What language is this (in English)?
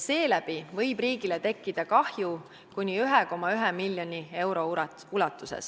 Estonian